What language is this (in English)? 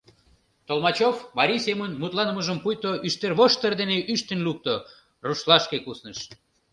Mari